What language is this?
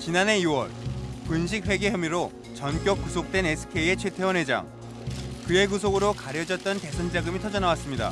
Korean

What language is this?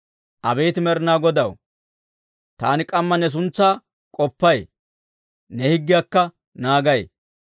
Dawro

